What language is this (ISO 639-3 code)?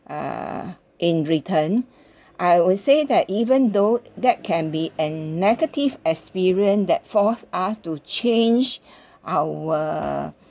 eng